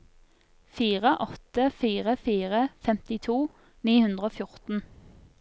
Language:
Norwegian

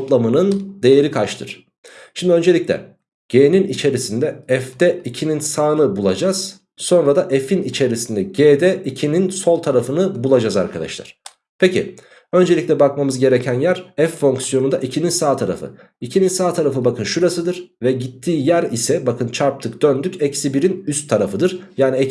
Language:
Turkish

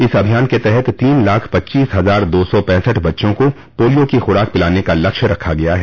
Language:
Hindi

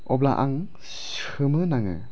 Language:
Bodo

